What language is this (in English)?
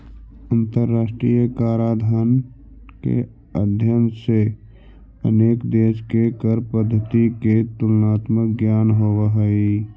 Magahi